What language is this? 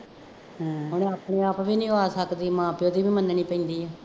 Punjabi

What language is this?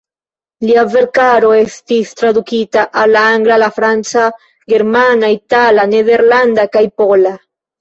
Esperanto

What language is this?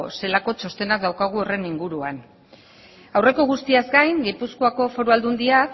Basque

